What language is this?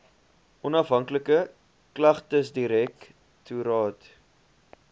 Afrikaans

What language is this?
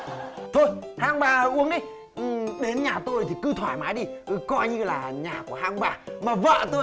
Vietnamese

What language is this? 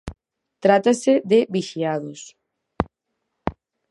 Galician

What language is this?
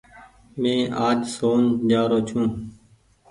Goaria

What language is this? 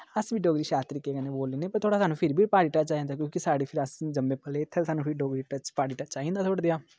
Dogri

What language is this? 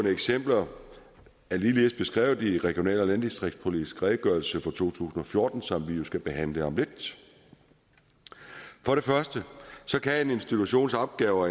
Danish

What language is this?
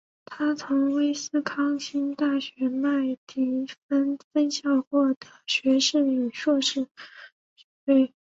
Chinese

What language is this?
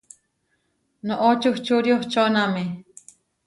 Huarijio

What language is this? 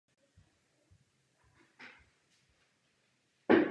Czech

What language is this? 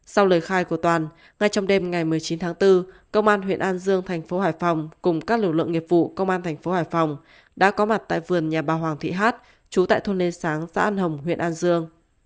Vietnamese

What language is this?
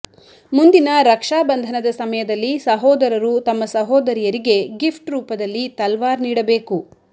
Kannada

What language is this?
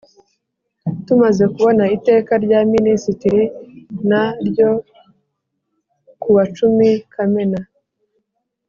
Kinyarwanda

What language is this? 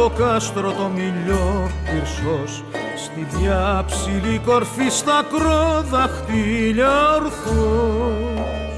Greek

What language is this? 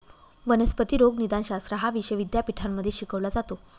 Marathi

